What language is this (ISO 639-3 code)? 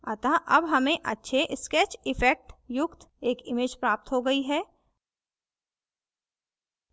hin